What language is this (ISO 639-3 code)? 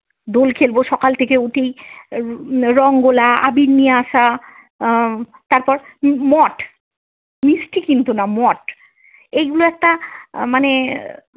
ben